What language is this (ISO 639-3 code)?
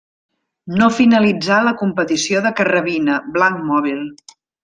cat